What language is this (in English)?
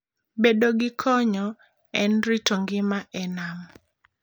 Luo (Kenya and Tanzania)